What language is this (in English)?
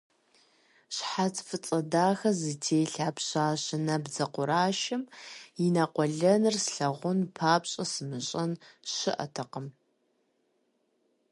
Kabardian